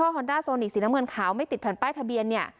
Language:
Thai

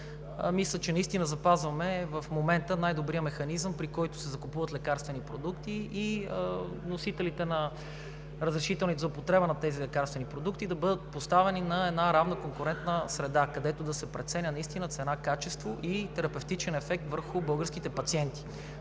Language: Bulgarian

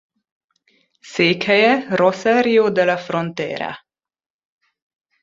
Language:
Hungarian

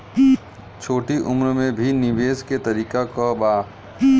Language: Bhojpuri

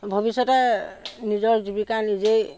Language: Assamese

